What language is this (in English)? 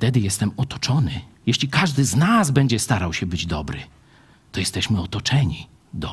Polish